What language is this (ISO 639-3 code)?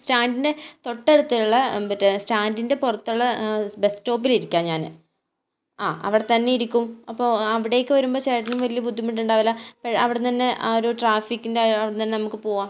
mal